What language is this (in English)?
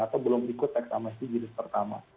Indonesian